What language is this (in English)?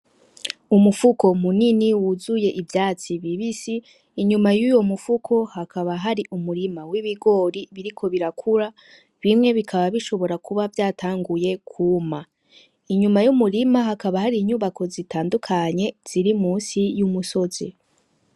Rundi